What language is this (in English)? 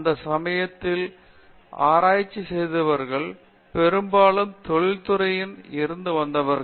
Tamil